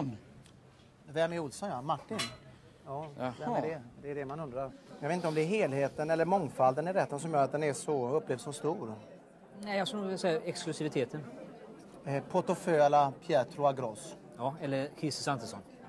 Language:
Swedish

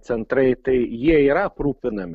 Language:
Lithuanian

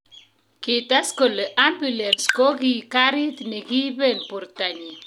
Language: Kalenjin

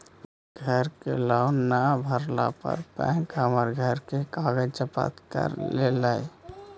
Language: Magahi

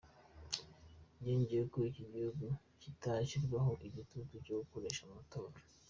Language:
Kinyarwanda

